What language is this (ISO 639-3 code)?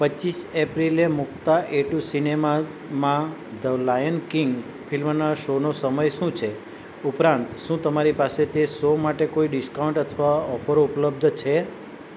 guj